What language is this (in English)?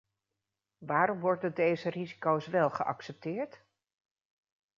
Dutch